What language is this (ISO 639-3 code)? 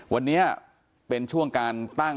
tha